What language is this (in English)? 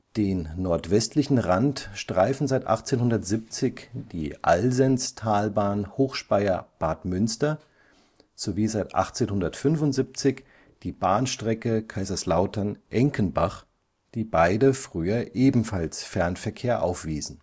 German